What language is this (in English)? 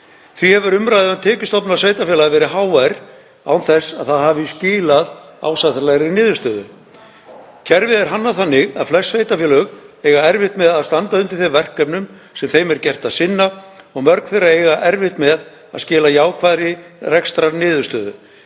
Icelandic